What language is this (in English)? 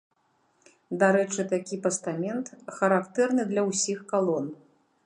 Belarusian